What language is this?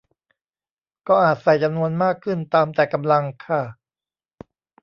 Thai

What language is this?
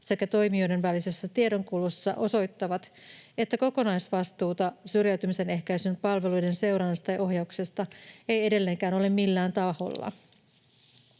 Finnish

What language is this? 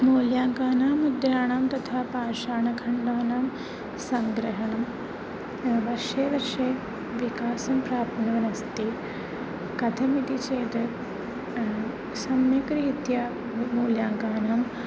Sanskrit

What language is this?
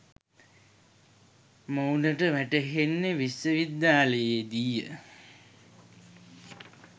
Sinhala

